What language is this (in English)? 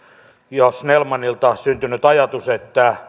Finnish